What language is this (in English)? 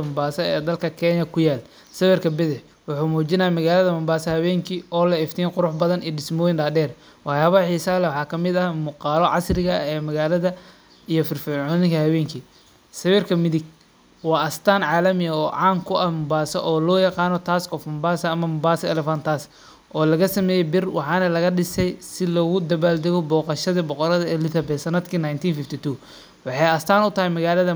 Somali